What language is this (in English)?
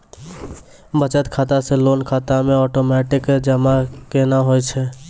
Maithili